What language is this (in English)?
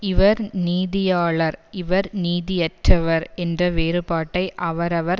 Tamil